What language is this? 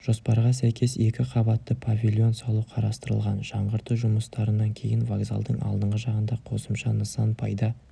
Kazakh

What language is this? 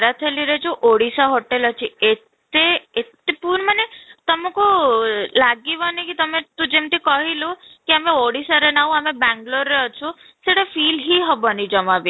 Odia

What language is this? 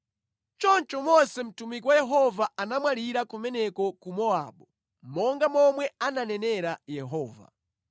Nyanja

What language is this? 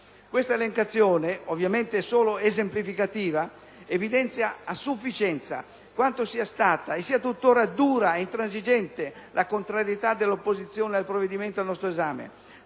Italian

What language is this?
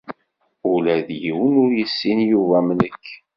Kabyle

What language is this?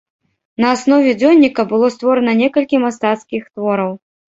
Belarusian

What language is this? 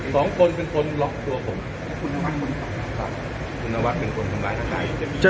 Thai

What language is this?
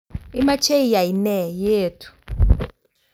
Kalenjin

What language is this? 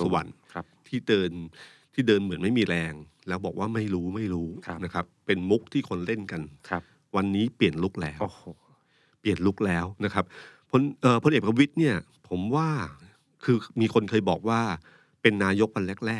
Thai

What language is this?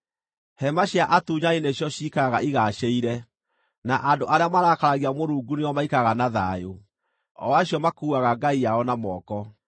Kikuyu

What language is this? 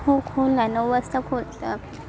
Marathi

